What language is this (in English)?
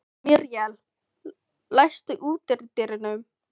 Icelandic